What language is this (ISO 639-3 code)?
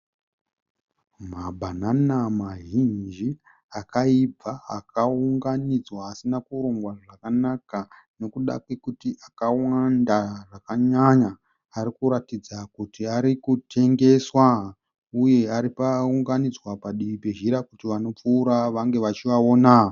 sna